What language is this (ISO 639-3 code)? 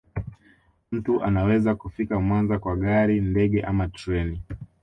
swa